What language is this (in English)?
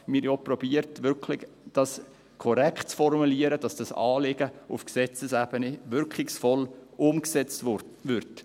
Swiss German